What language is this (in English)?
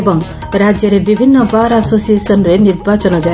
Odia